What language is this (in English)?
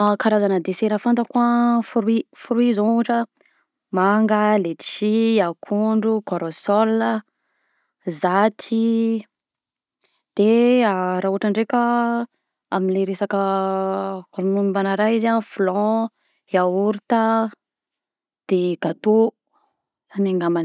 Southern Betsimisaraka Malagasy